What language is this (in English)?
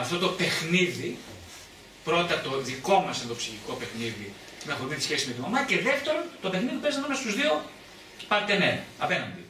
Greek